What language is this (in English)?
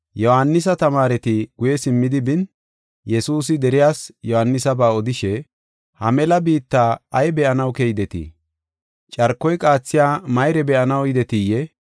Gofa